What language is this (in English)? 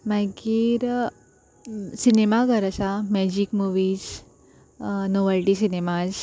Konkani